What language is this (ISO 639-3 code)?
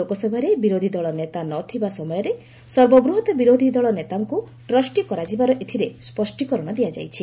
ori